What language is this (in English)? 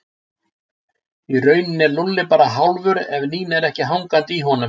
Icelandic